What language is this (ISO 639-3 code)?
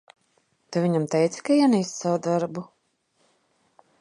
lav